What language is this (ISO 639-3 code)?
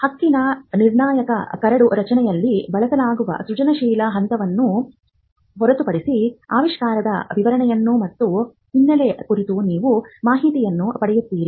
kan